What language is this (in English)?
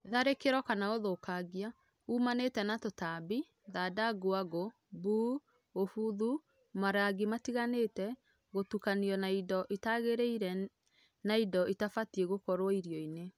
Kikuyu